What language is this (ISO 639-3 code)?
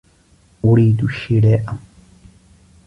ara